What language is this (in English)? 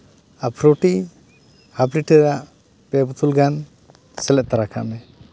Santali